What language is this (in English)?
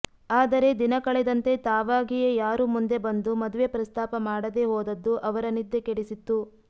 Kannada